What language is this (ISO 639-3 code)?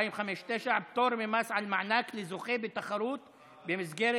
heb